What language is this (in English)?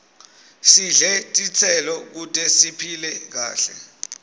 Swati